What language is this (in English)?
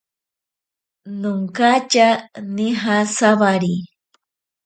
Ashéninka Perené